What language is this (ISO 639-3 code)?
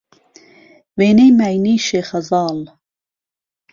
ckb